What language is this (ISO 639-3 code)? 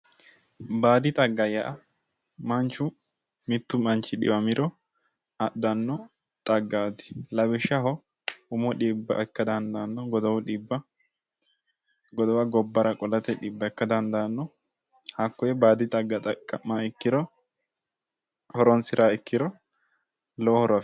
sid